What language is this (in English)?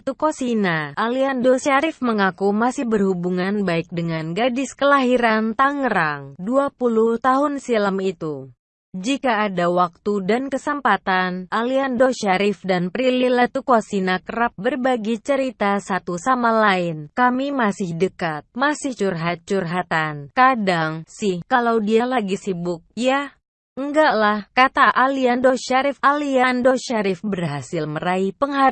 Indonesian